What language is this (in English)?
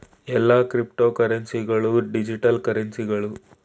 Kannada